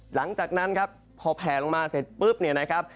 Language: Thai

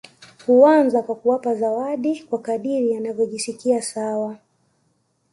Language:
Swahili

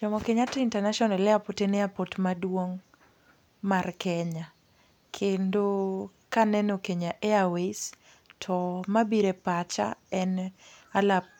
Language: Luo (Kenya and Tanzania)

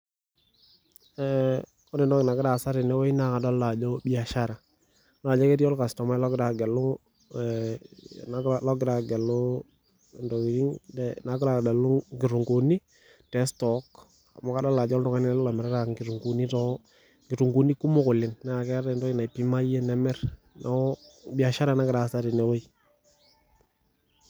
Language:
Masai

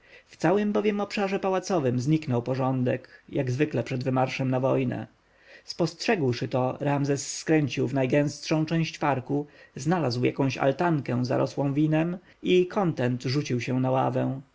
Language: Polish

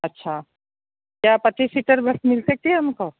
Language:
Hindi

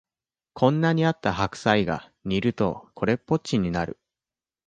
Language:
Japanese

